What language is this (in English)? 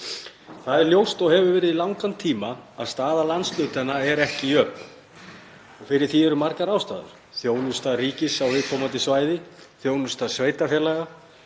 Icelandic